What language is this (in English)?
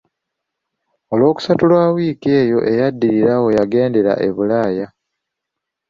Ganda